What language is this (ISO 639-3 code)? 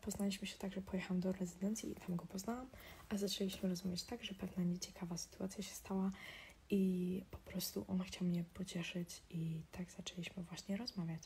pol